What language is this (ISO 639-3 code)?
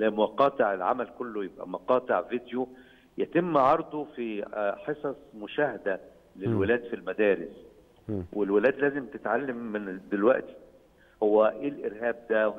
ara